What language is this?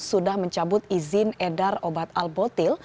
Indonesian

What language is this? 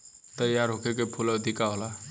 Bhojpuri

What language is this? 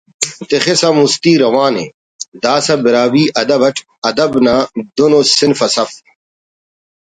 Brahui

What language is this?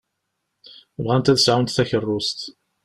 Kabyle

